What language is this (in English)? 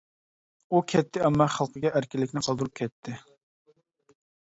Uyghur